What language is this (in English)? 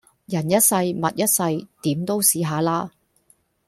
Cantonese